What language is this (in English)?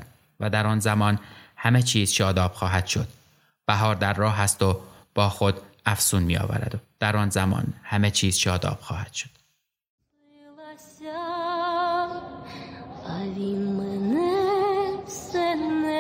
Persian